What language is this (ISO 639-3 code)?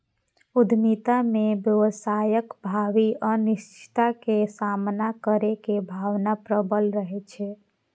mai